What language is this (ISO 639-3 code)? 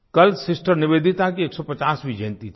hin